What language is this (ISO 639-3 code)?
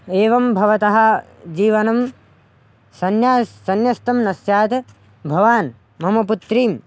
san